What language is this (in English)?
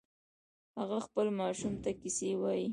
Pashto